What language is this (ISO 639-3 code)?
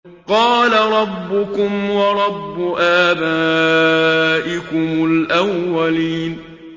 ara